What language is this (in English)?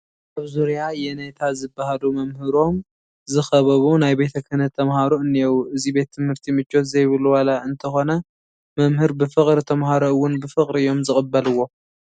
Tigrinya